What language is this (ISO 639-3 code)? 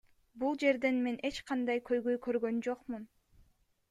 kir